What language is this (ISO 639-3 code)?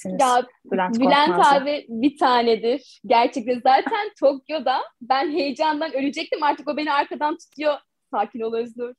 tur